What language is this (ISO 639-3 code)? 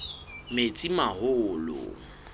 sot